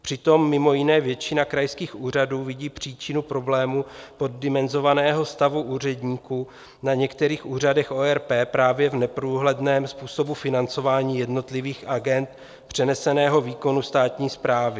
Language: Czech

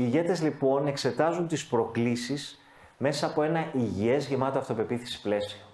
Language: Greek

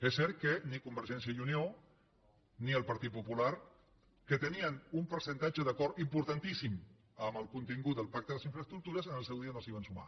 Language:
Catalan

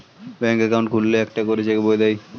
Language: Bangla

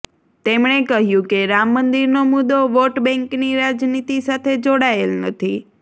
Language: Gujarati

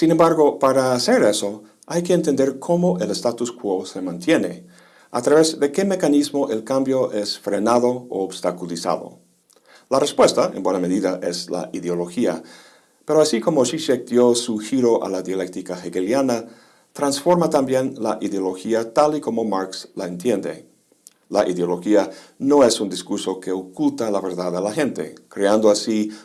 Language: Spanish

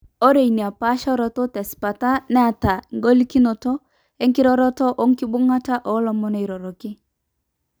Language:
Masai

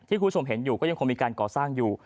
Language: Thai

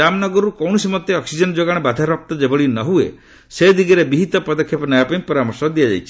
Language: Odia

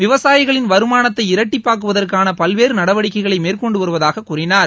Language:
Tamil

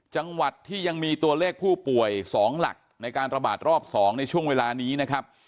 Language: Thai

